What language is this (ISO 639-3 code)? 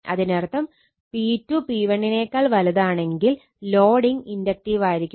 mal